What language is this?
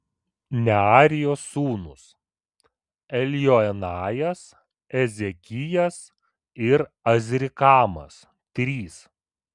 Lithuanian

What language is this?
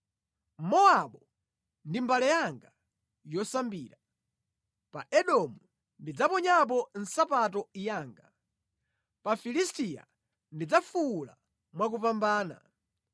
Nyanja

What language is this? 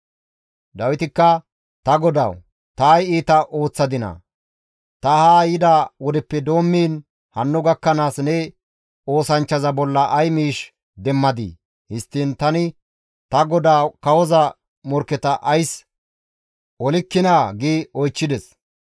Gamo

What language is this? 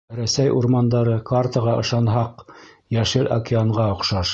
Bashkir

